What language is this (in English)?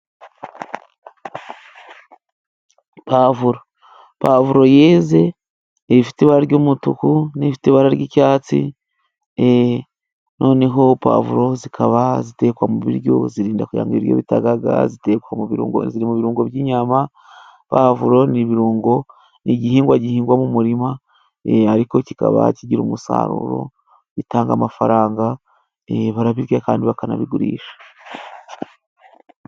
Kinyarwanda